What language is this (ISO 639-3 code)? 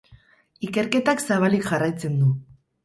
eus